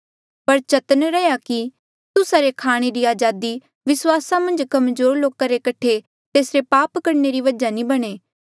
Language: Mandeali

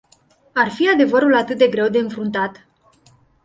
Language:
Romanian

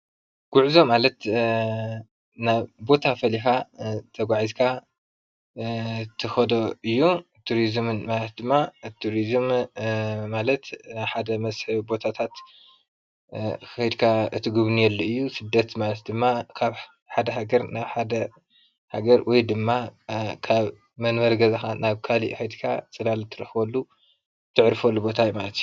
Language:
Tigrinya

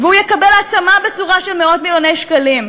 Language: Hebrew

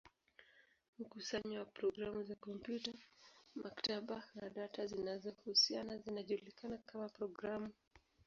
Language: Swahili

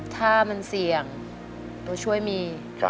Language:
Thai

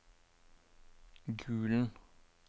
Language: Norwegian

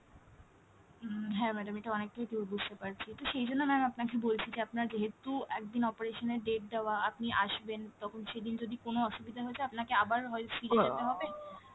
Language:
Bangla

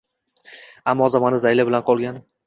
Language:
Uzbek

